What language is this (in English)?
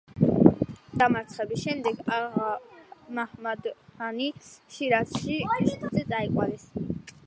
Georgian